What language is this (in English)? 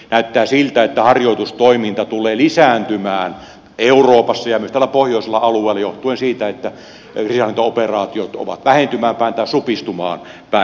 Finnish